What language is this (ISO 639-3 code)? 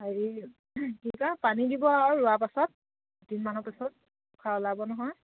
asm